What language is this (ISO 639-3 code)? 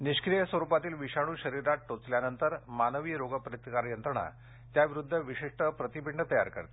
mar